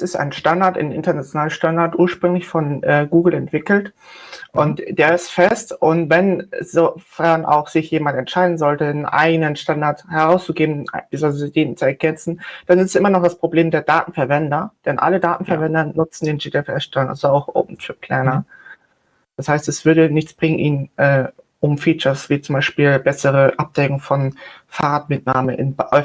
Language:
German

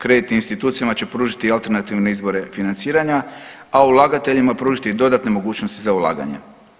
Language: Croatian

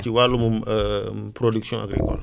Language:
Wolof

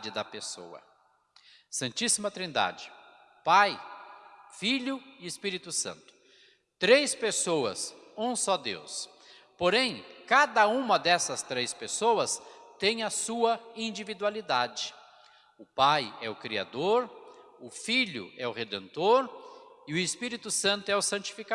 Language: Portuguese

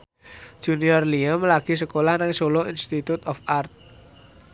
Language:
Javanese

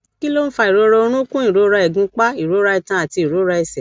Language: Yoruba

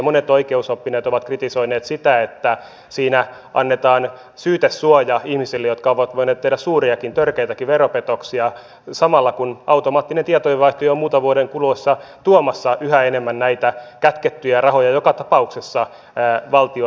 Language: Finnish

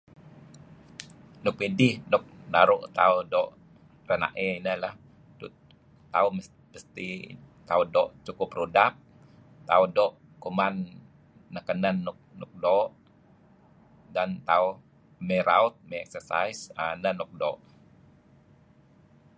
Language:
Kelabit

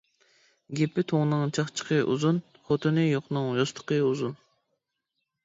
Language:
Uyghur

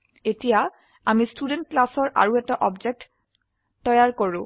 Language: Assamese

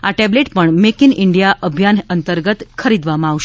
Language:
Gujarati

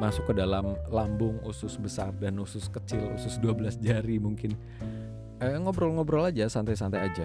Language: Indonesian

